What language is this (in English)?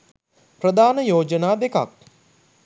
Sinhala